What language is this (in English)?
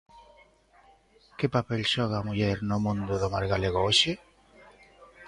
Galician